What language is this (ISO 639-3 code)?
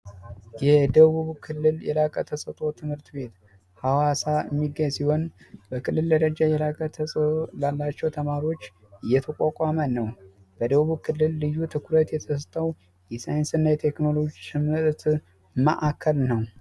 amh